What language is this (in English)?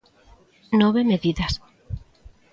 Galician